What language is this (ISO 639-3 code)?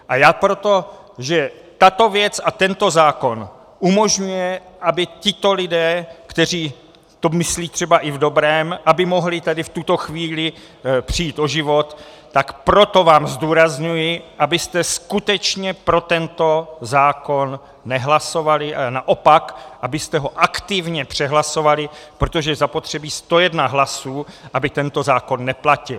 ces